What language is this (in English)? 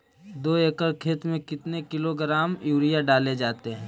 Magahi